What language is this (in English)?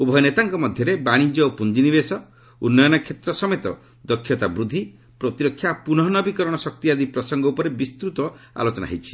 Odia